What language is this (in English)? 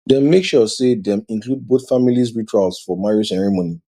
Nigerian Pidgin